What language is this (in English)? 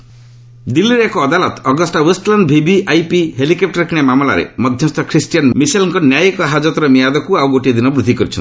Odia